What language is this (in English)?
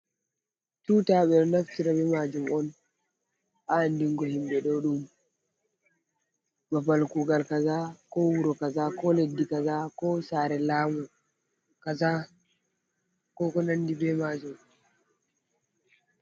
Fula